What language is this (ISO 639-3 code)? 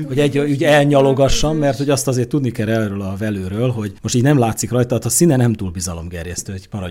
hun